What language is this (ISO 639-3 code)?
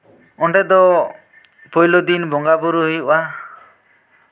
sat